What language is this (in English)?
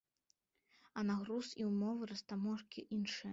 Belarusian